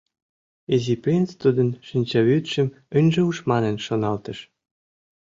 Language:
Mari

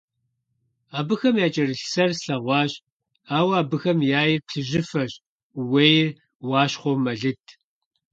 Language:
Kabardian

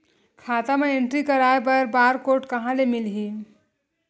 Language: Chhattisgarhi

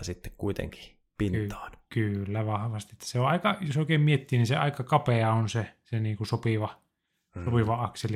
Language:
Finnish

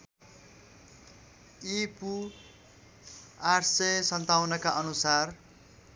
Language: Nepali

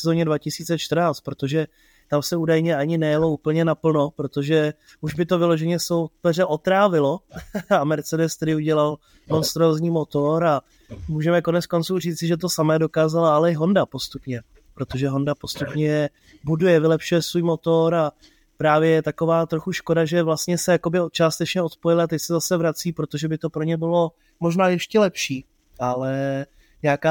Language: Czech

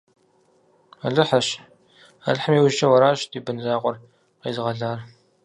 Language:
Kabardian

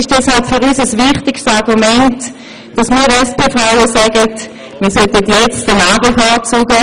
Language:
Swiss German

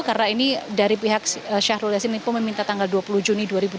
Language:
Indonesian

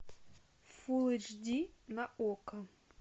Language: Russian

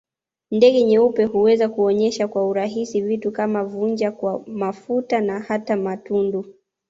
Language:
Swahili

